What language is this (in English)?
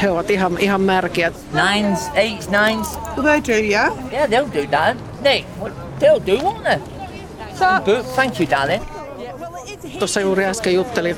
Finnish